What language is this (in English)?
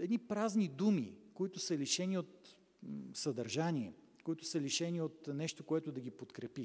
Bulgarian